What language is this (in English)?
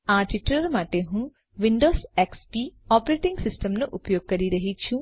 Gujarati